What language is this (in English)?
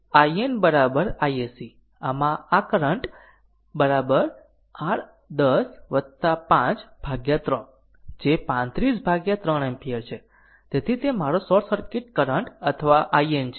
Gujarati